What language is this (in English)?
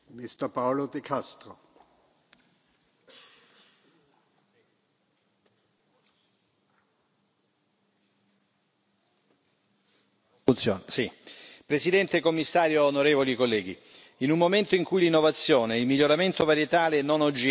Italian